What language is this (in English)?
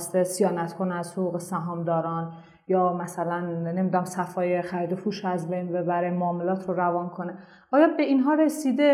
Persian